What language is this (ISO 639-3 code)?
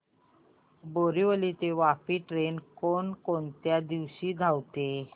mar